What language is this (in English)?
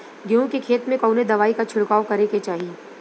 Bhojpuri